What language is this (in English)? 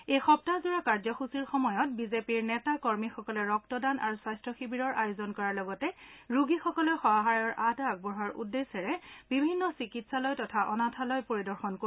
Assamese